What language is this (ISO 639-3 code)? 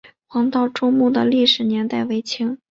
zho